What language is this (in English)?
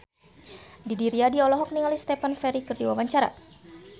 Sundanese